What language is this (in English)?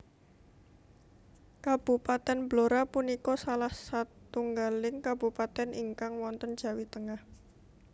Javanese